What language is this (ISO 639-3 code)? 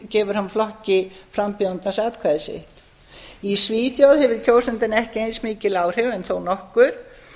isl